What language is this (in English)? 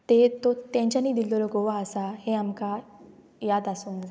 Konkani